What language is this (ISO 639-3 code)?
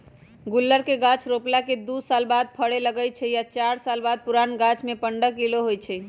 mag